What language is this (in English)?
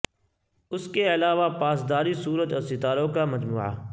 Urdu